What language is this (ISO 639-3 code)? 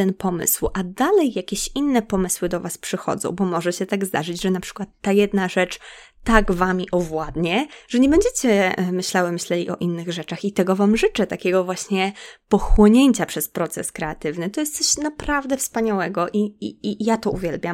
pol